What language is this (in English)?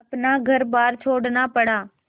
Hindi